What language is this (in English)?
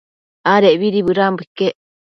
Matsés